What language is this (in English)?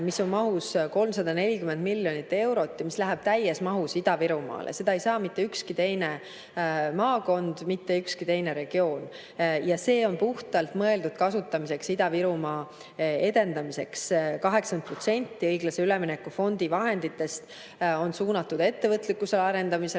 Estonian